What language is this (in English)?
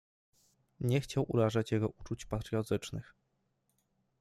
Polish